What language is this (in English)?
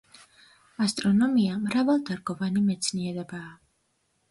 Georgian